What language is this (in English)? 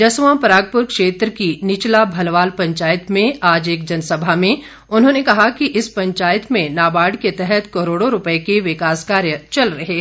Hindi